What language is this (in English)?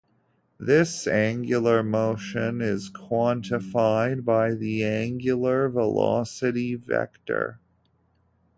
English